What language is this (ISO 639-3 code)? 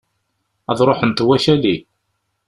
kab